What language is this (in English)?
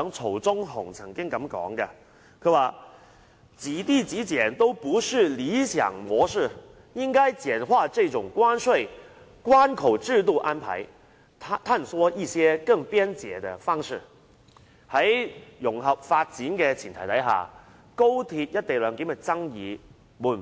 Cantonese